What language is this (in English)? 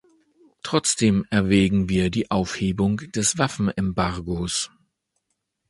German